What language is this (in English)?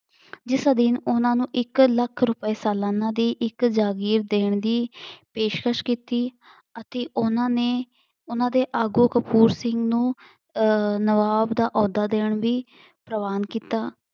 Punjabi